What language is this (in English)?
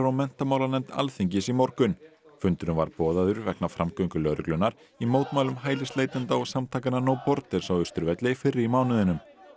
Icelandic